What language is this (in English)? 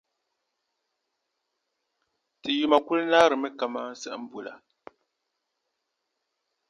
Dagbani